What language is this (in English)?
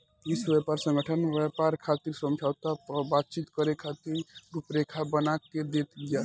Bhojpuri